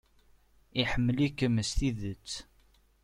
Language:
Kabyle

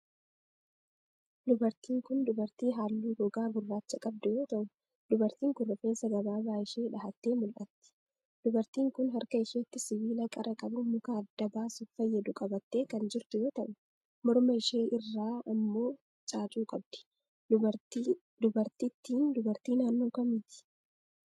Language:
Oromo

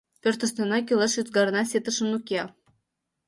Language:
Mari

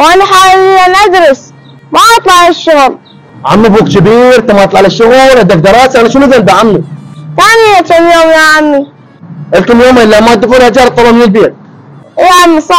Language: Arabic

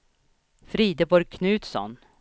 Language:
Swedish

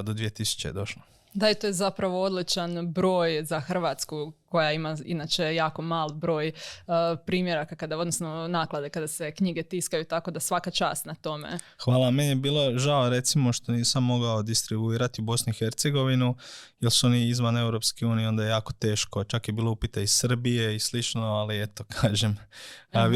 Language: Croatian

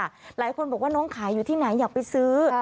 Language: Thai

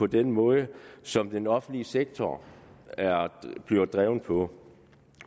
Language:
Danish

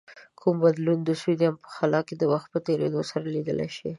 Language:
Pashto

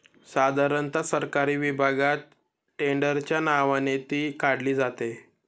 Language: Marathi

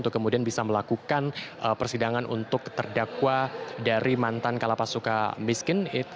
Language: Indonesian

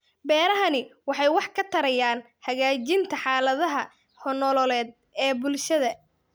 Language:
Somali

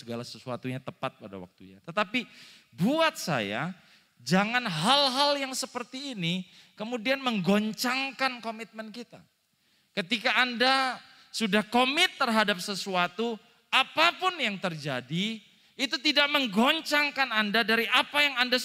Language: Indonesian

